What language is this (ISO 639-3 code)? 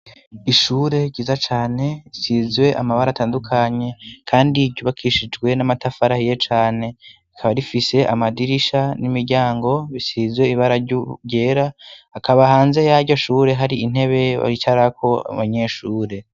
run